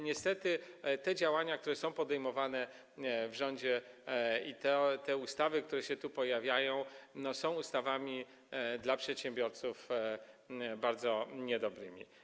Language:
Polish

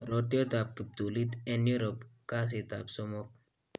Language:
Kalenjin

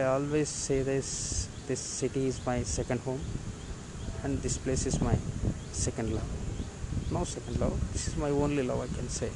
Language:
Telugu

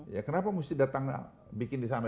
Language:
Indonesian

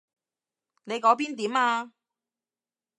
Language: Cantonese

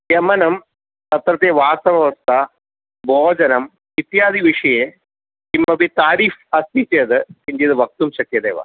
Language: Sanskrit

